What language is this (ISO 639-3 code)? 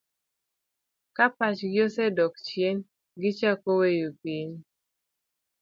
luo